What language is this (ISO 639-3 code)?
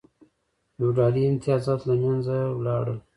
pus